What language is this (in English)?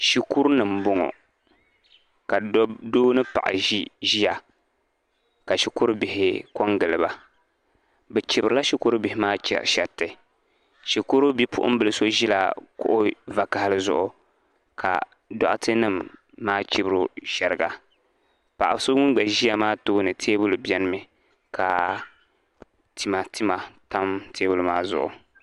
Dagbani